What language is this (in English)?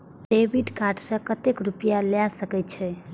Maithili